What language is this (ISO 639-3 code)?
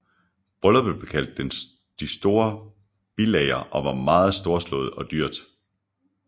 dan